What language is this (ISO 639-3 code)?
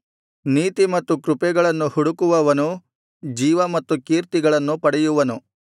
kan